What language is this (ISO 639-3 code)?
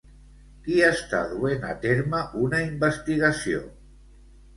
cat